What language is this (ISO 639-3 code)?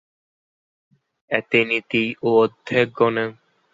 ben